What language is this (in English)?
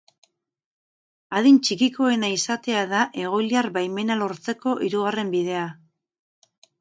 Basque